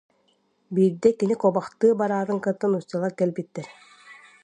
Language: Yakut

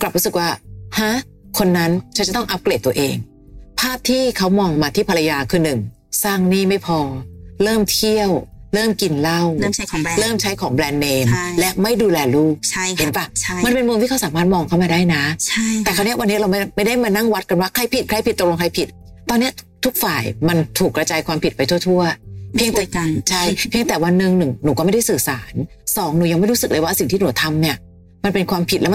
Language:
Thai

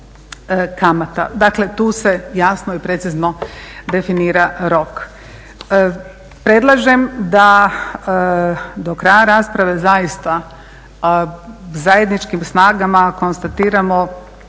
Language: Croatian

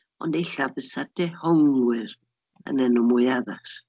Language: Welsh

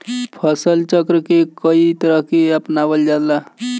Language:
Bhojpuri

